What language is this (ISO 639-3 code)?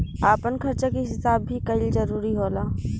bho